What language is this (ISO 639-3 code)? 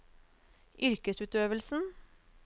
nor